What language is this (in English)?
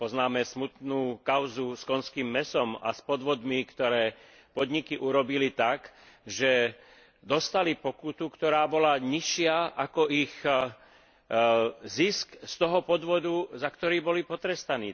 Slovak